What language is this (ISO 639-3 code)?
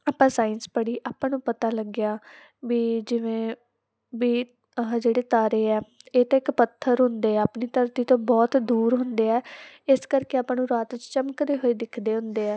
pan